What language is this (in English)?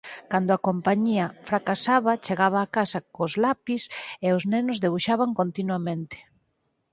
Galician